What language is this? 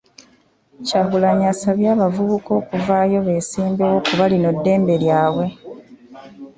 Ganda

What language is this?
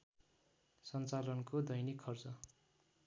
Nepali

